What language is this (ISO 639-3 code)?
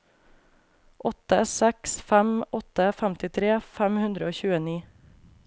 nor